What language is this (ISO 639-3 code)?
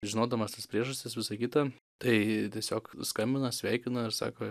lit